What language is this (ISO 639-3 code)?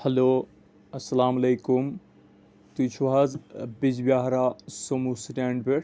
kas